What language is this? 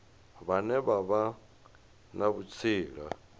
Venda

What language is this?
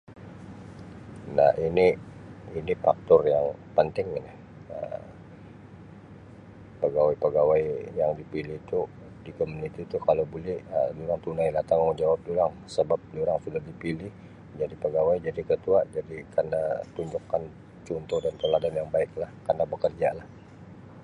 Sabah Malay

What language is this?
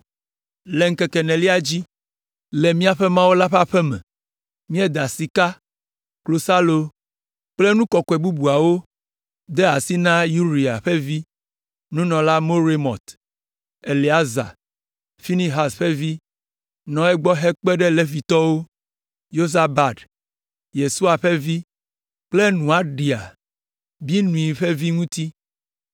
Ewe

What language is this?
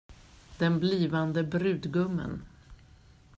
Swedish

